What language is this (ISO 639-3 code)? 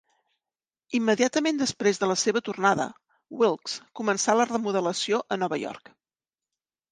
cat